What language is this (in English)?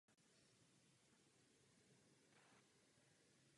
Czech